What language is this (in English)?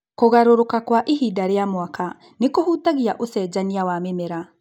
Kikuyu